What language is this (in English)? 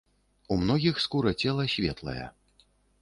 Belarusian